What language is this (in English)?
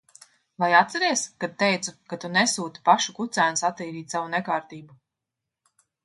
Latvian